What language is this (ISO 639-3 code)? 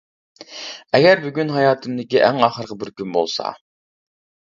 uig